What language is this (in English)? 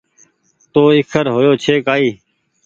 Goaria